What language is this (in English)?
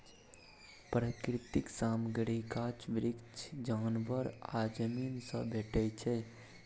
Maithili